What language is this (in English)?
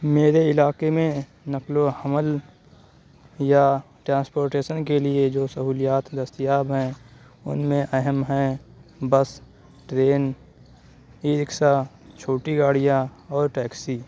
Urdu